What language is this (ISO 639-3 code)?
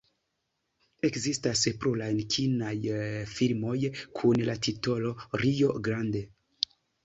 epo